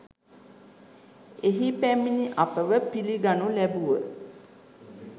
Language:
Sinhala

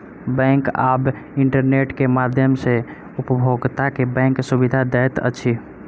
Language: Maithili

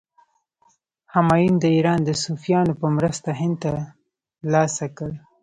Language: Pashto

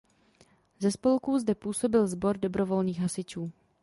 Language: Czech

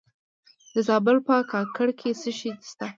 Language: Pashto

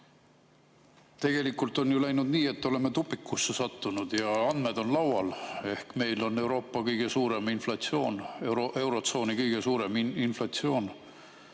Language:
Estonian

